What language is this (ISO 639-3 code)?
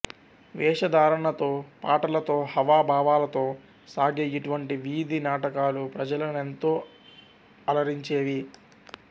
tel